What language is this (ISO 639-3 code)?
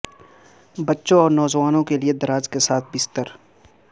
urd